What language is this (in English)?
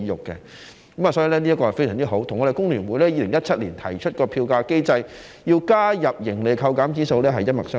Cantonese